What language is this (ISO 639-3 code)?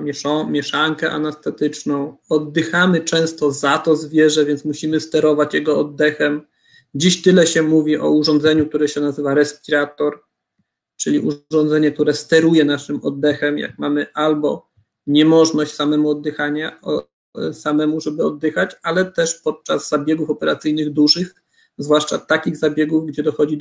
pol